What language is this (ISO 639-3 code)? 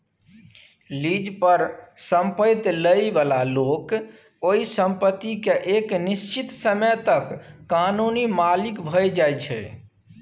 mai